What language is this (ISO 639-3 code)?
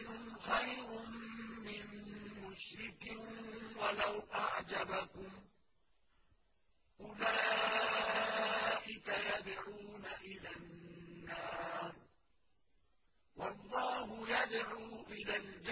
ara